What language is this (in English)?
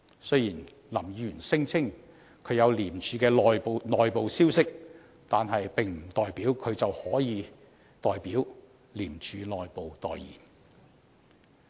Cantonese